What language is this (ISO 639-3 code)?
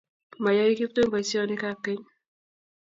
kln